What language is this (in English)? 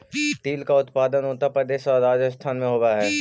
Magahi